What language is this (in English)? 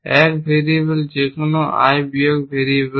Bangla